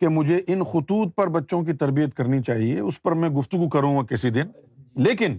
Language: Urdu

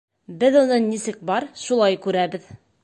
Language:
Bashkir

